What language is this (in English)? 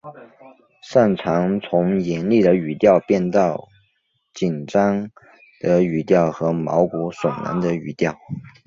Chinese